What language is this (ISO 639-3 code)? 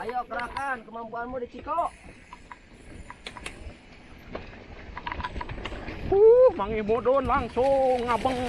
ind